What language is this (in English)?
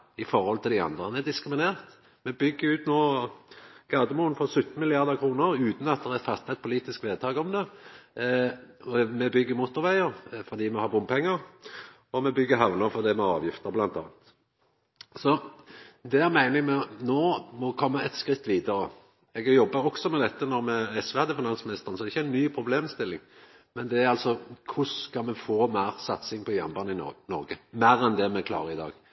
Norwegian Nynorsk